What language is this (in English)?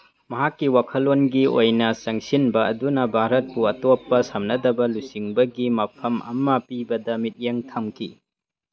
Manipuri